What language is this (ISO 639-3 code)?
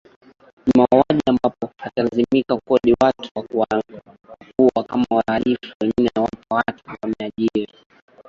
swa